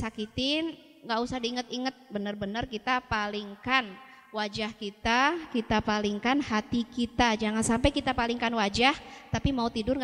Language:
Indonesian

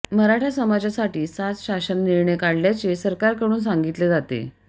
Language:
Marathi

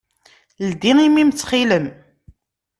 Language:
Kabyle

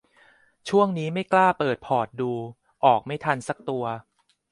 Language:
Thai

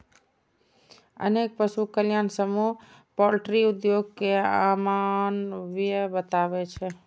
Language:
Maithili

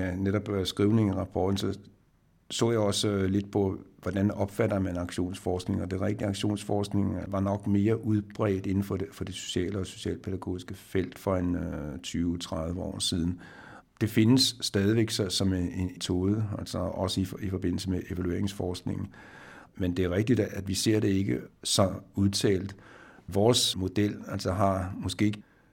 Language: Danish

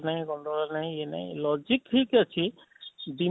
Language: Odia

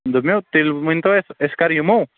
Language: Kashmiri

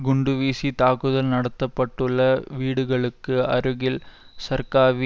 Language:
Tamil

